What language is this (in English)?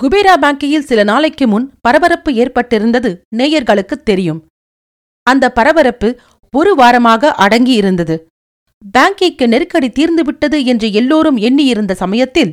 Tamil